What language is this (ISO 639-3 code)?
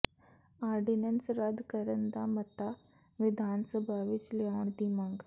pan